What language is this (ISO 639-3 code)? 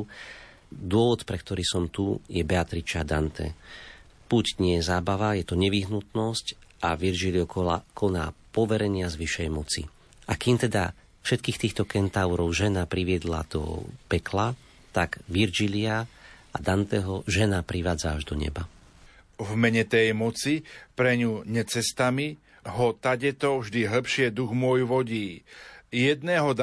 slk